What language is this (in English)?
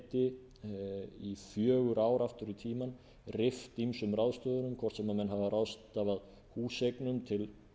Icelandic